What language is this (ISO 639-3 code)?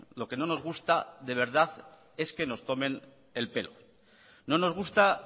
spa